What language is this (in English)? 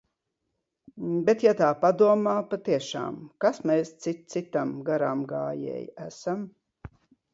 Latvian